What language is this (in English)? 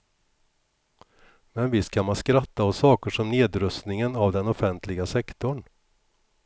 Swedish